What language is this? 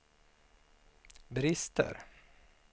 Swedish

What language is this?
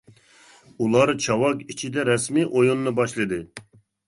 Uyghur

